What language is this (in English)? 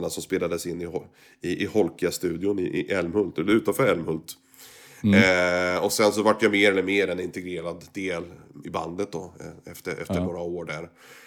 Swedish